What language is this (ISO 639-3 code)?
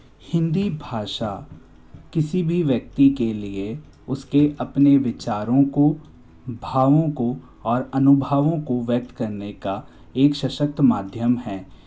hin